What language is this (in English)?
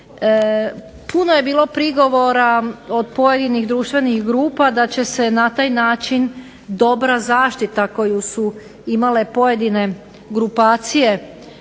Croatian